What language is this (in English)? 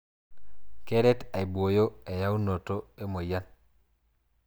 Masai